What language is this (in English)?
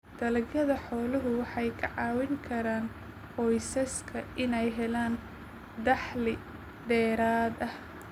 Somali